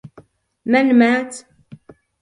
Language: Arabic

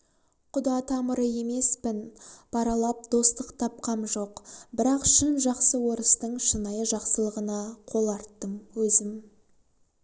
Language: Kazakh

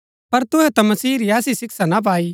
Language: Gaddi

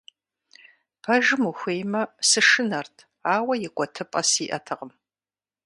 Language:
Kabardian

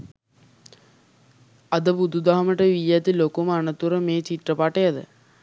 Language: Sinhala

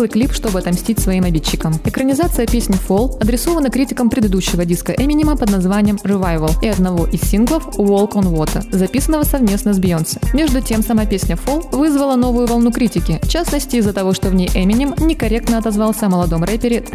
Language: Russian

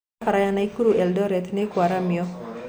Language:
Kikuyu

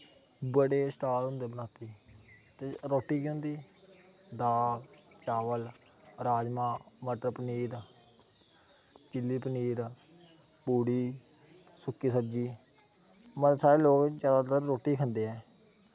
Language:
Dogri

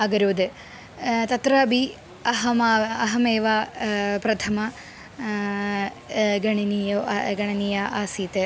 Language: Sanskrit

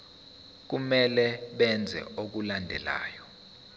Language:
Zulu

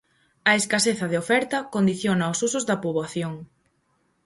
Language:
Galician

